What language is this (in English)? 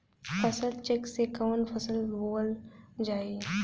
Bhojpuri